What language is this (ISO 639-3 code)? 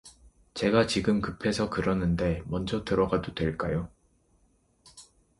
kor